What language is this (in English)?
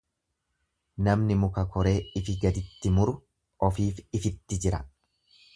Oromo